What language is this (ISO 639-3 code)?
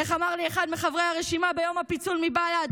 heb